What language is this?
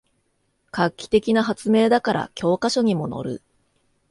Japanese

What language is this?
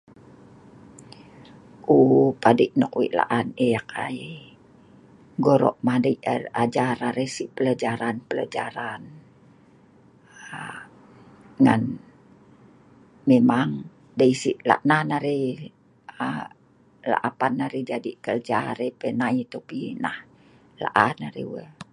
Sa'ban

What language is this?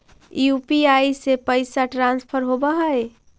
Magahi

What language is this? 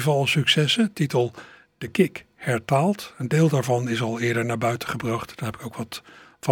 Dutch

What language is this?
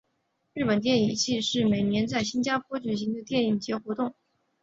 Chinese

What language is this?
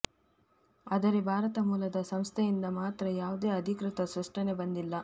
Kannada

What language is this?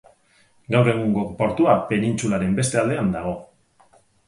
Basque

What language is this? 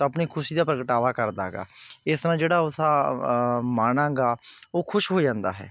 Punjabi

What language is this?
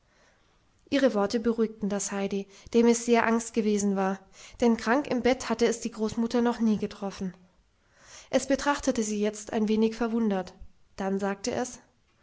German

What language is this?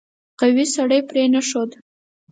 Pashto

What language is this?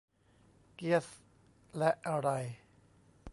Thai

